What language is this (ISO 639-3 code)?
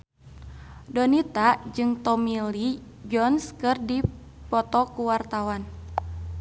sun